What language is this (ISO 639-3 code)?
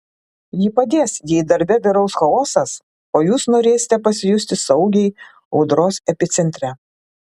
lit